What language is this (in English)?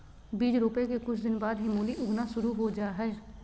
Magahi